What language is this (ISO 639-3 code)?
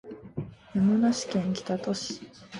jpn